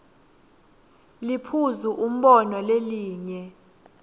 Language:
Swati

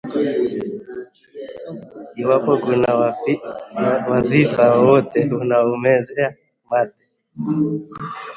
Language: Swahili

